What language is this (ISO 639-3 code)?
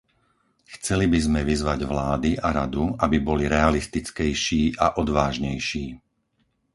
slk